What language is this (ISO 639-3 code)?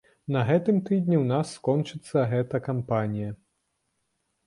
bel